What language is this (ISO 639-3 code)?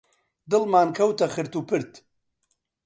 ckb